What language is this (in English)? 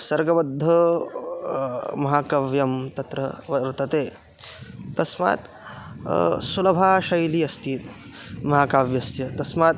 Sanskrit